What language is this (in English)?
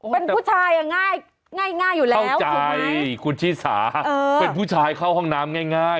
Thai